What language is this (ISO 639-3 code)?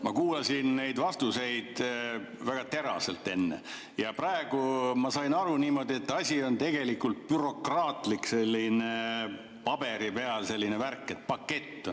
est